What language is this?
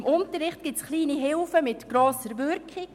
Swiss German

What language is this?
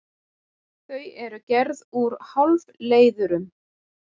Icelandic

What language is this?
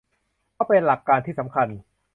Thai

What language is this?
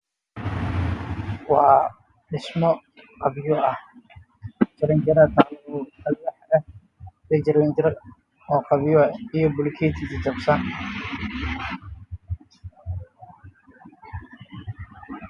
Somali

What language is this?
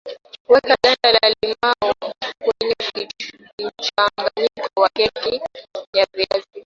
Swahili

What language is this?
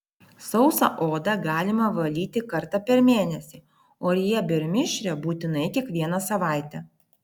Lithuanian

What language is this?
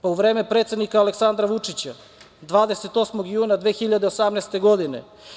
Serbian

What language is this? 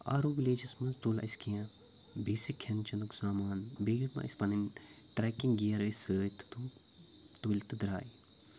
Kashmiri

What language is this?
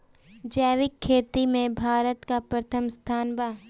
Bhojpuri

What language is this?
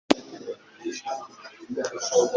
Kinyarwanda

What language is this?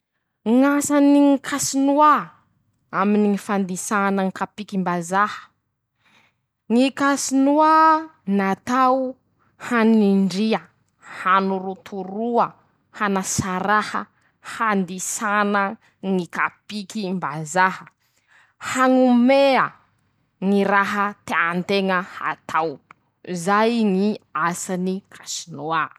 Masikoro Malagasy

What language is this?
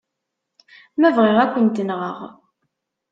Kabyle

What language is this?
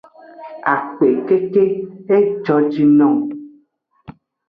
Aja (Benin)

